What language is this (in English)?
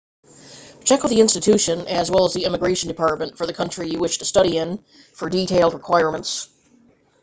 English